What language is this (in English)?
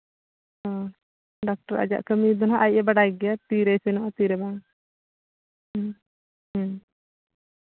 Santali